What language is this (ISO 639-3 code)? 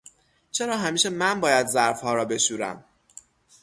fas